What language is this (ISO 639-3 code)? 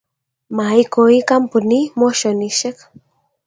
kln